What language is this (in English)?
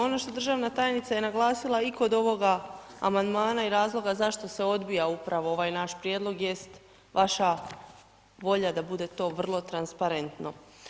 Croatian